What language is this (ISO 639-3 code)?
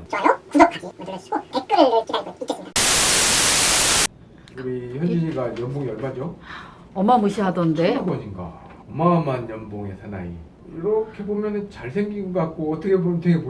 kor